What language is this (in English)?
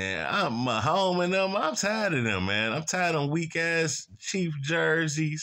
English